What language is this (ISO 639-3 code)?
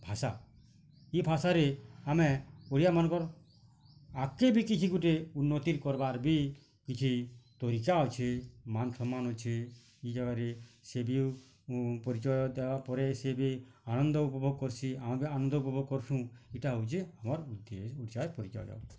ori